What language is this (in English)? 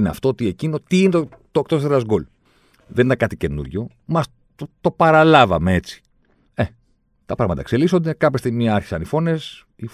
Greek